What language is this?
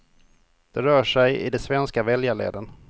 Swedish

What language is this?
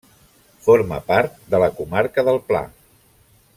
Catalan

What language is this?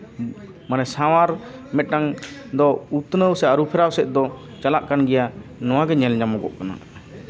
Santali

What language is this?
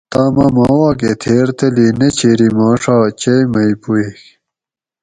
Gawri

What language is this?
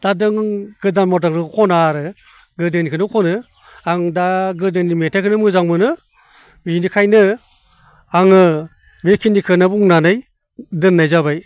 Bodo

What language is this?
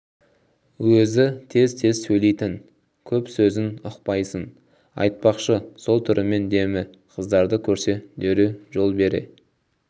Kazakh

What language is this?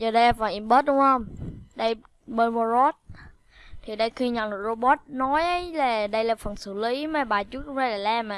Vietnamese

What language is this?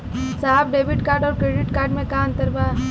Bhojpuri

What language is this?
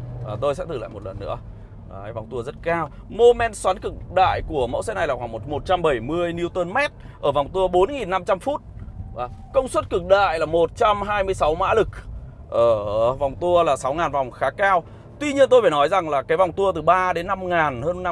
Vietnamese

